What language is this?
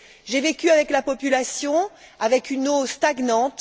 French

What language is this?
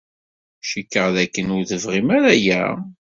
Kabyle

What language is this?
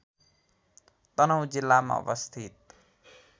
Nepali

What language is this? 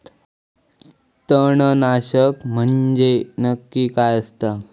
Marathi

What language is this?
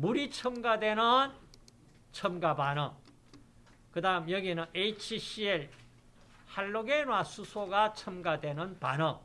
Korean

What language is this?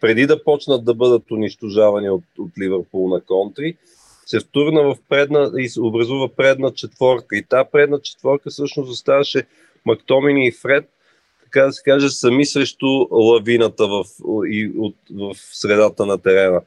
Bulgarian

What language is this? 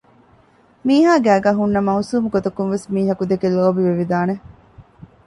Divehi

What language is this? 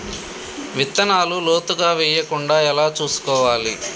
Telugu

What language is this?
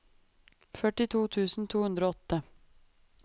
Norwegian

